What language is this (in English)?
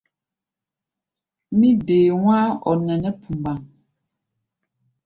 Gbaya